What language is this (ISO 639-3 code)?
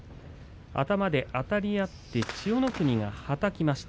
jpn